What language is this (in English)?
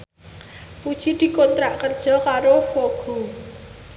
Javanese